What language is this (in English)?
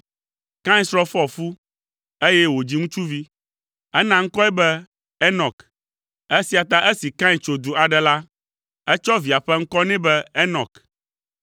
Ewe